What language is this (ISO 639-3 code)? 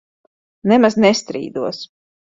lav